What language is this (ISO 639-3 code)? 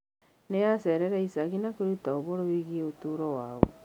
kik